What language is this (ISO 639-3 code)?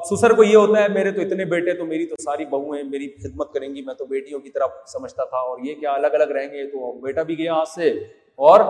urd